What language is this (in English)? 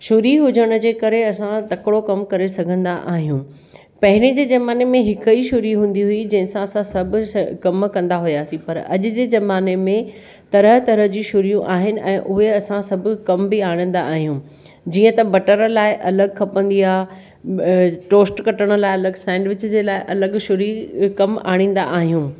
Sindhi